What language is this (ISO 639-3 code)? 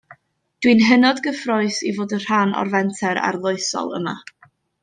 cym